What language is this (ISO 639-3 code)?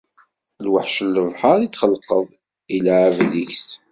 kab